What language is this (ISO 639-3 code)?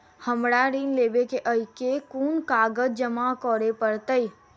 mai